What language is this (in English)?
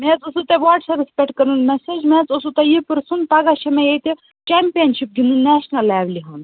Kashmiri